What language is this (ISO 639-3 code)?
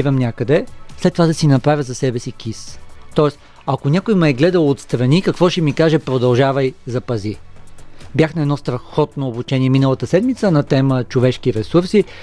bul